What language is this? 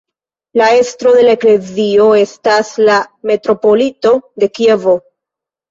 Esperanto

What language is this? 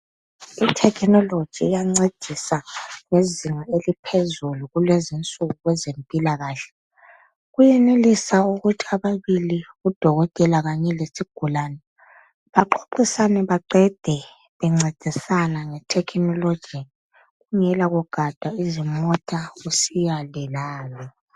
North Ndebele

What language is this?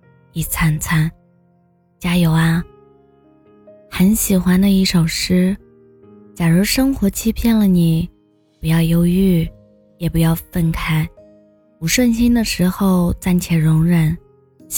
Chinese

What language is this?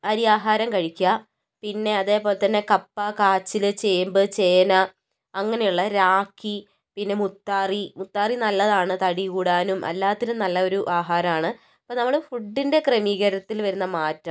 Malayalam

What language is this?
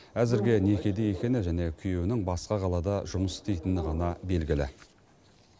Kazakh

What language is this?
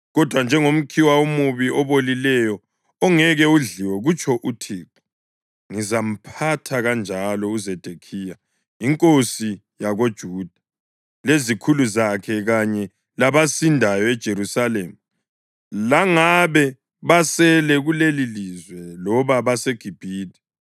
North Ndebele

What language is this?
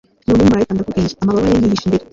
Kinyarwanda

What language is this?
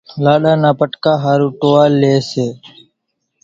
Kachi Koli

